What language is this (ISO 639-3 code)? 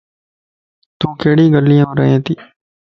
lss